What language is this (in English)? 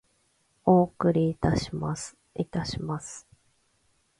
Japanese